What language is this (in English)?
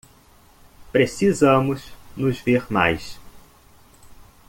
Portuguese